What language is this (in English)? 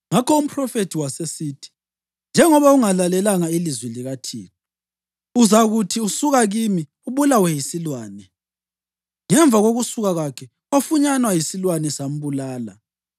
North Ndebele